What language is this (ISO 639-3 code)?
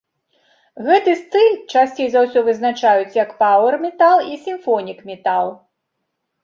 bel